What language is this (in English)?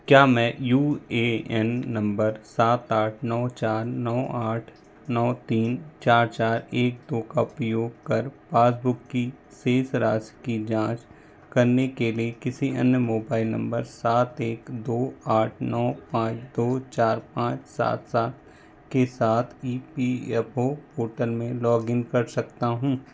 Hindi